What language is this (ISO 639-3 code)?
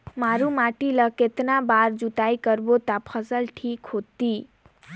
hne